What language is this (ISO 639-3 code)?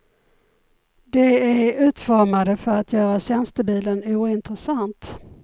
swe